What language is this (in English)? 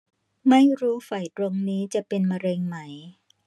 Thai